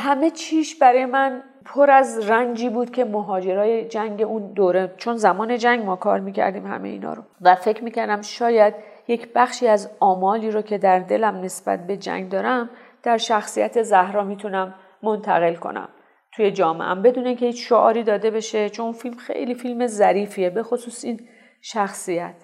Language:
Persian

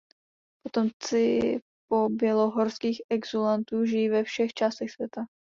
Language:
Czech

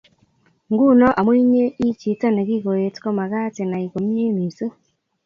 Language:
Kalenjin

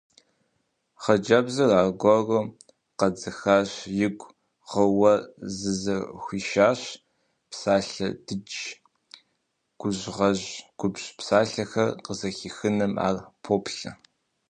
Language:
Kabardian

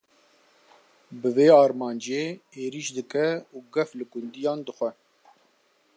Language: Kurdish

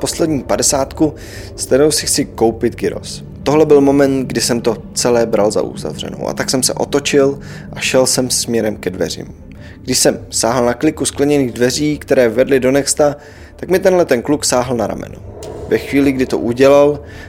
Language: Czech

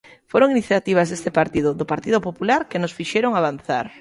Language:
Galician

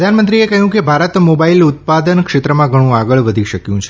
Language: Gujarati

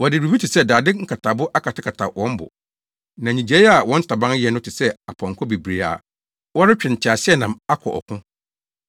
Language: Akan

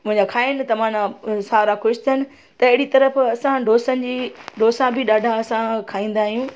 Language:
Sindhi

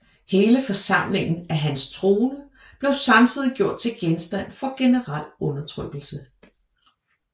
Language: Danish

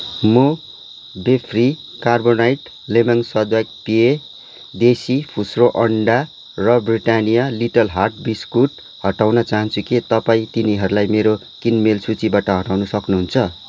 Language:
Nepali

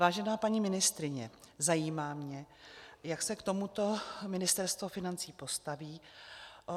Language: Czech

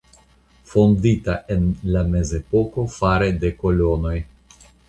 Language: Esperanto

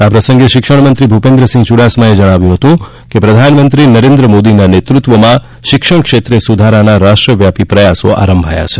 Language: Gujarati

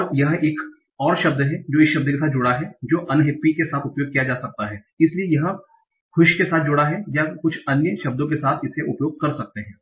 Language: Hindi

